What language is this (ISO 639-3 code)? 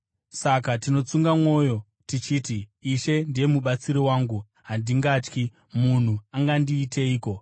sna